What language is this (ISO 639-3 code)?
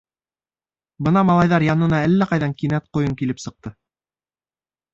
bak